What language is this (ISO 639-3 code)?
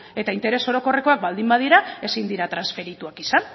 eus